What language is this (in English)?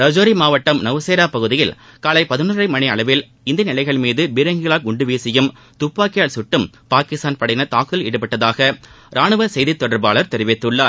Tamil